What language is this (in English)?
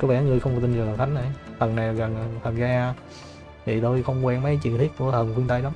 Vietnamese